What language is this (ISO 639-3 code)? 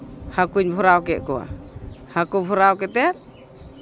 sat